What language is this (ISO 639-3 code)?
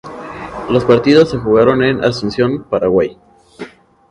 spa